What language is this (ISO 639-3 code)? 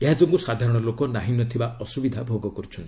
ori